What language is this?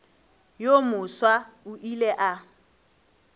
Northern Sotho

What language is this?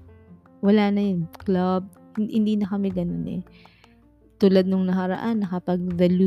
Filipino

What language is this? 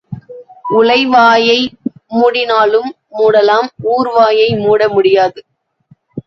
Tamil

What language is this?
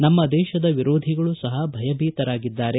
Kannada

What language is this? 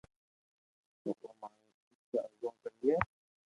Loarki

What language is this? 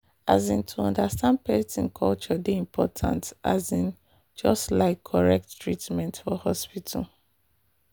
Nigerian Pidgin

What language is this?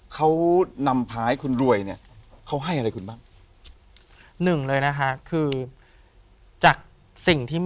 Thai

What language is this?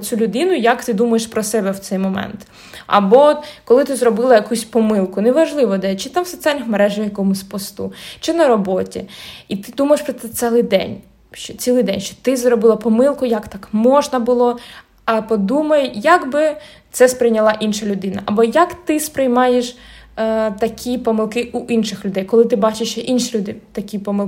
Ukrainian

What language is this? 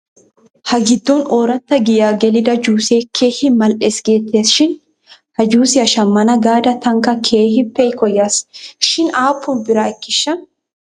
Wolaytta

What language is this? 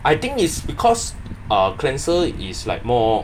English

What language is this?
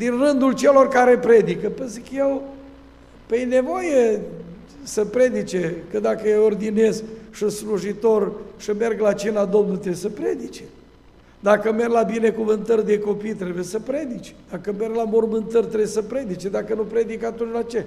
Romanian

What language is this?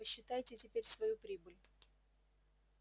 Russian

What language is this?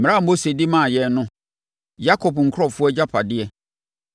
Akan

